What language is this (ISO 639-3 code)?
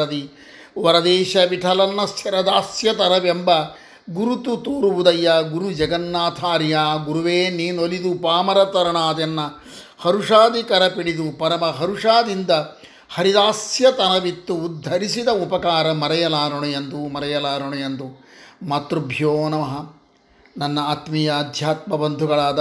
kan